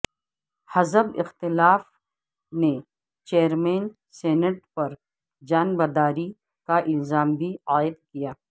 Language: Urdu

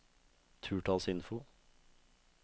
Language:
Norwegian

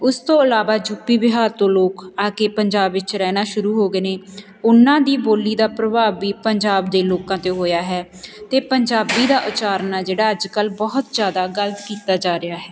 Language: Punjabi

